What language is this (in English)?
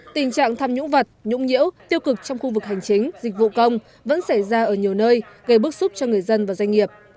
Vietnamese